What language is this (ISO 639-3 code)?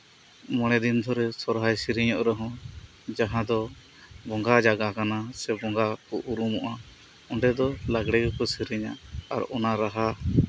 sat